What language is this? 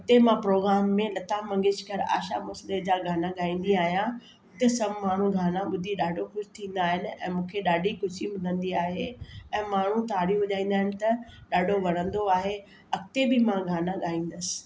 Sindhi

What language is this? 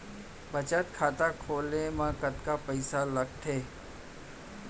Chhattisgarhi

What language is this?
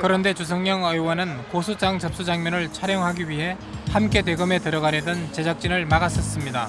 Korean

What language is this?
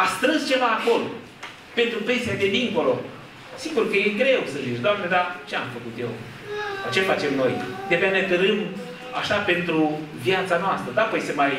Romanian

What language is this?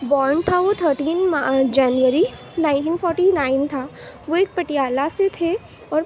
Urdu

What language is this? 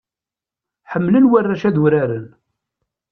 Kabyle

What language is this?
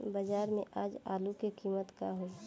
Bhojpuri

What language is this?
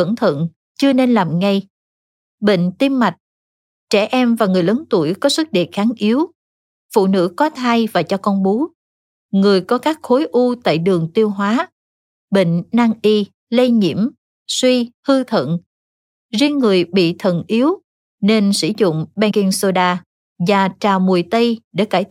Vietnamese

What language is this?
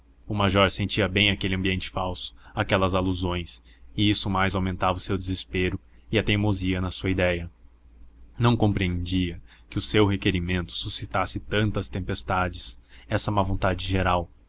Portuguese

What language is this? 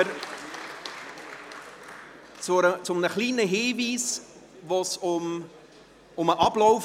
Swiss German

